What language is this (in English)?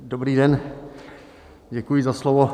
Czech